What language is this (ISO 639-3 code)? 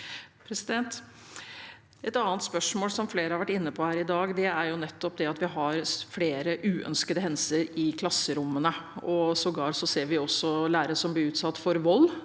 nor